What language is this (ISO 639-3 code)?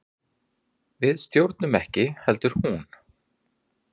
isl